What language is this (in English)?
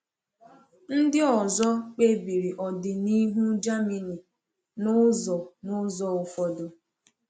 Igbo